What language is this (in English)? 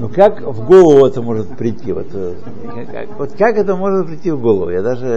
Russian